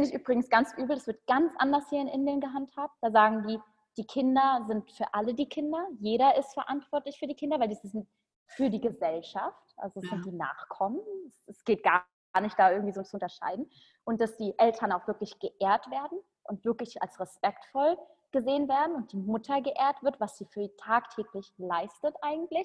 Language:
German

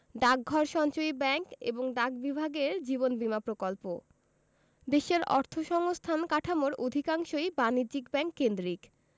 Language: Bangla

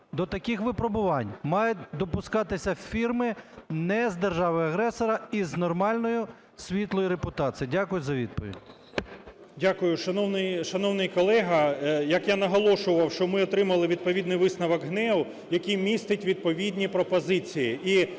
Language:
Ukrainian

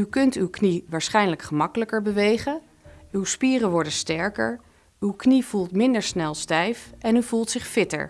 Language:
Dutch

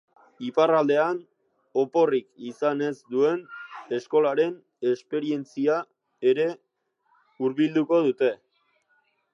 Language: Basque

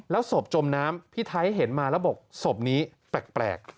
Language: Thai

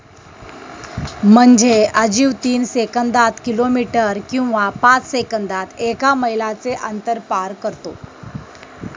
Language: Marathi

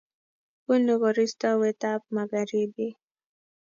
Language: Kalenjin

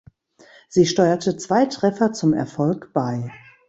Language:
German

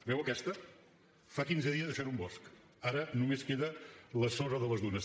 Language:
Catalan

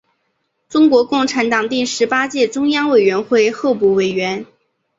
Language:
Chinese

